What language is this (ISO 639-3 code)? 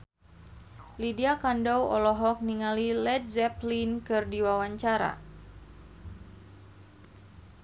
sun